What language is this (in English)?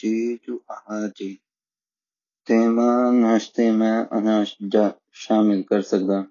Garhwali